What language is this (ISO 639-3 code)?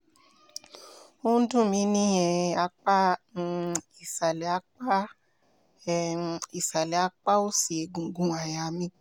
yor